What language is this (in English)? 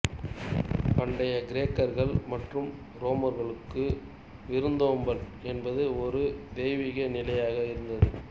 Tamil